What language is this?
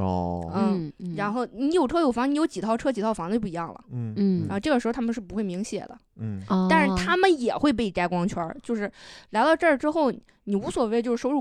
Chinese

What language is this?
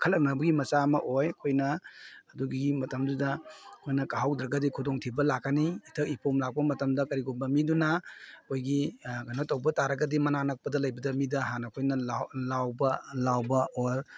Manipuri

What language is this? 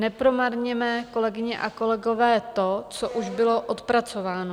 Czech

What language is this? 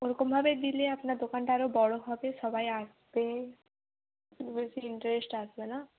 Bangla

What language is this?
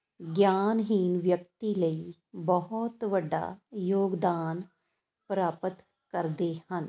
Punjabi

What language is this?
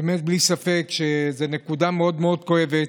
Hebrew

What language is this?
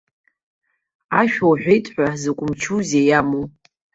Abkhazian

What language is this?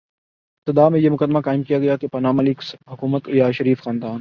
Urdu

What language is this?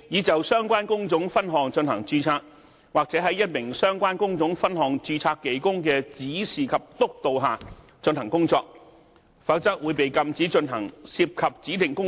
Cantonese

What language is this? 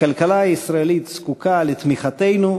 Hebrew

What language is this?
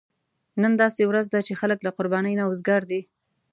Pashto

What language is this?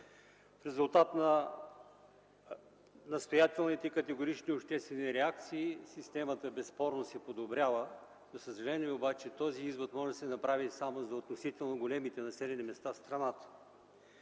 Bulgarian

